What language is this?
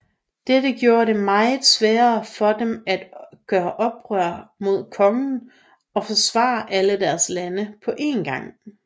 Danish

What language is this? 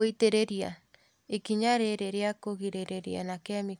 Kikuyu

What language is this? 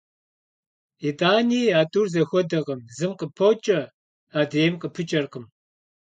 Kabardian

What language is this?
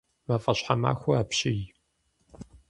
Kabardian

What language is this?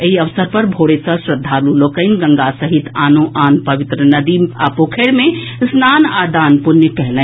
Maithili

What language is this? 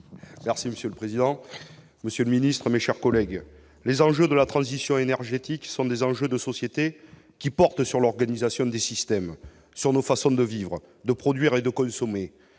French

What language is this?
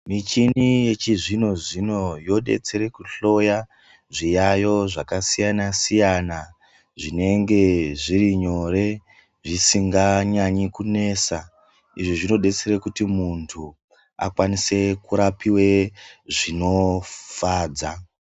Ndau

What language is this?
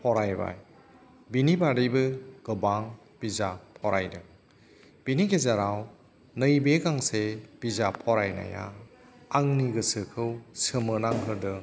Bodo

